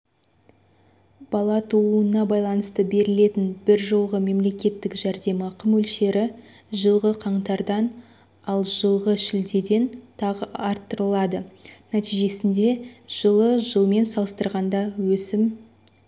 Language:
Kazakh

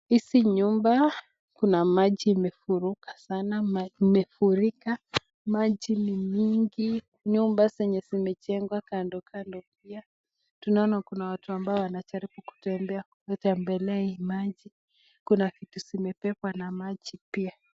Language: Swahili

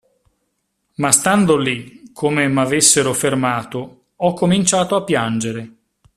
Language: Italian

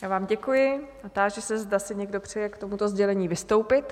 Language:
Czech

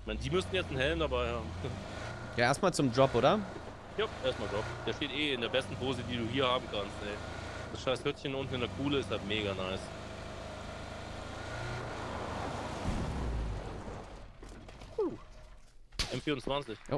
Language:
German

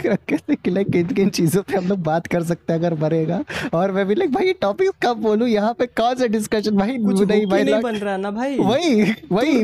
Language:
Hindi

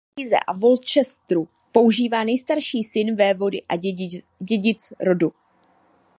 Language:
Czech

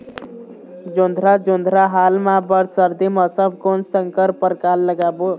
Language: Chhattisgarhi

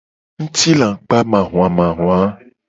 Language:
Gen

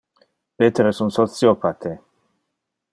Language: Interlingua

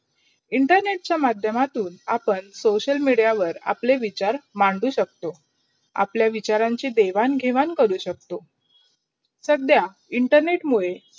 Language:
Marathi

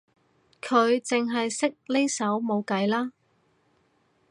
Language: Cantonese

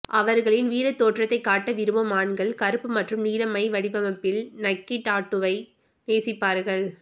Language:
Tamil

